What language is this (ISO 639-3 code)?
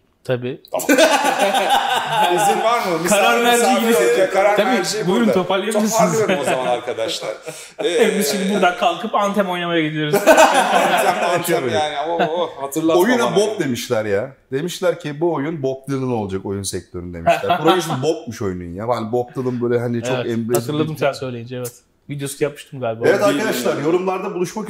tur